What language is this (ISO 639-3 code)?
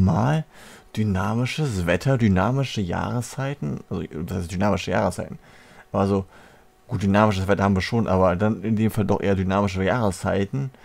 deu